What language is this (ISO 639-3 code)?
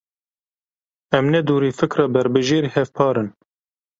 kur